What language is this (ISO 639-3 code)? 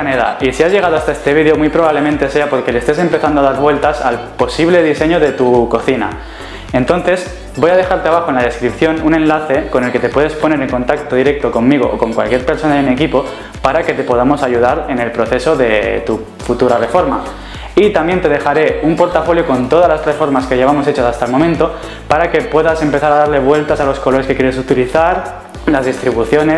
spa